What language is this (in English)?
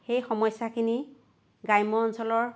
Assamese